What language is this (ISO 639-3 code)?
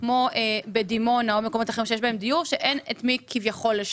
heb